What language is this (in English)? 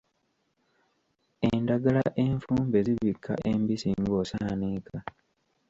Ganda